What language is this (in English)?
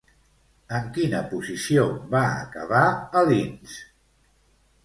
Catalan